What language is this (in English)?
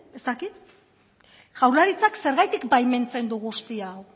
Basque